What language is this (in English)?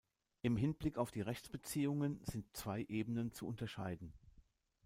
German